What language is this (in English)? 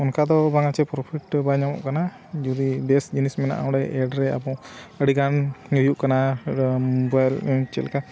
Santali